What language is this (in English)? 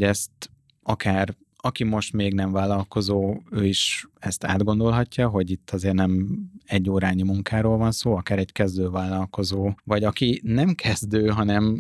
Hungarian